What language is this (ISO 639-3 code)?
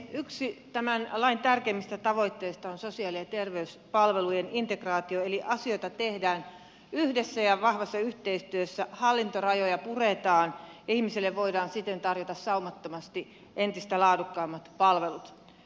fin